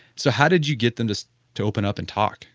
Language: English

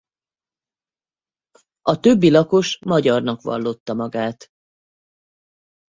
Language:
Hungarian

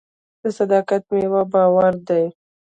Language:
Pashto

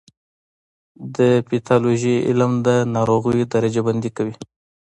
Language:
Pashto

